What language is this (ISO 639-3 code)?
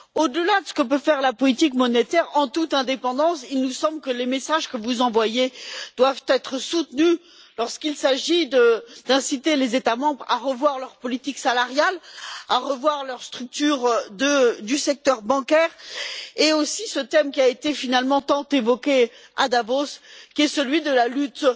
fra